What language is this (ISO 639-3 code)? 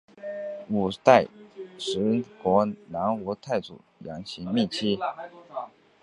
zho